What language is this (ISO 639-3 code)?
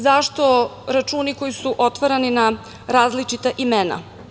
srp